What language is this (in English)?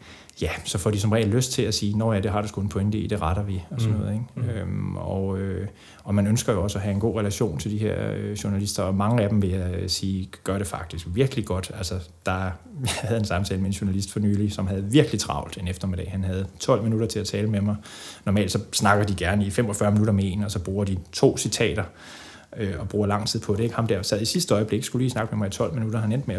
Danish